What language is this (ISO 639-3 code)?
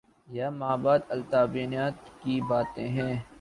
urd